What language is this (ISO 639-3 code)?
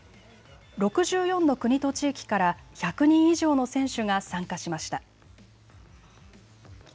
jpn